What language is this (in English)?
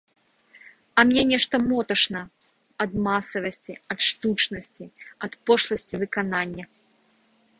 Belarusian